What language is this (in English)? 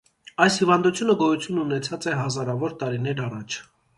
Armenian